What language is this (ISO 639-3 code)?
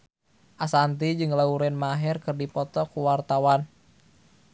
sun